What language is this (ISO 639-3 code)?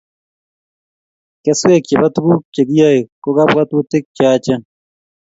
kln